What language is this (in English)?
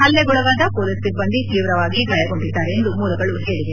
Kannada